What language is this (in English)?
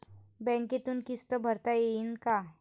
Marathi